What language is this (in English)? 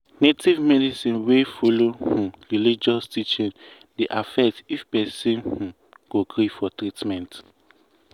Nigerian Pidgin